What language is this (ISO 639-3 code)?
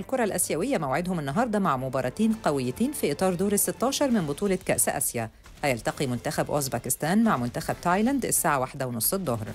ara